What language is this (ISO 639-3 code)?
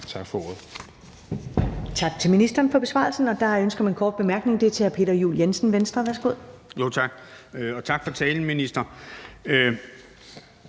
dan